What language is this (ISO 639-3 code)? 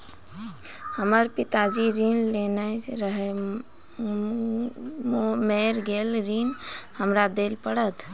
mai